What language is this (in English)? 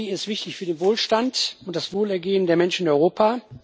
German